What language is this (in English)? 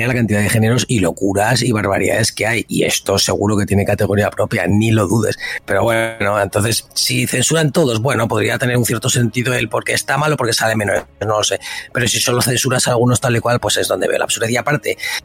Spanish